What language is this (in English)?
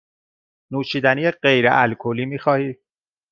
Persian